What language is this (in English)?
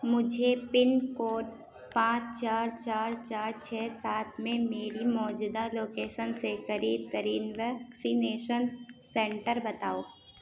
Urdu